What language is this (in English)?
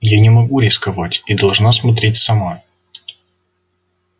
Russian